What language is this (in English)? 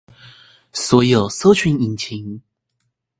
Chinese